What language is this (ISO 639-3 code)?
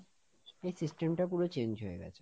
ben